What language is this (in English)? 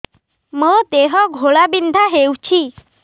Odia